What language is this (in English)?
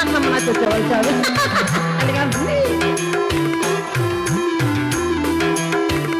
Indonesian